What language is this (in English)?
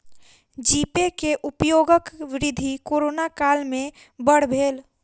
Maithili